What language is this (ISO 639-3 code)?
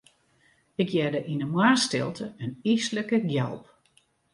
fry